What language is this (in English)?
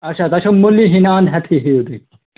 Kashmiri